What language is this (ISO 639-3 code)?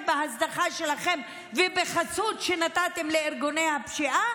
heb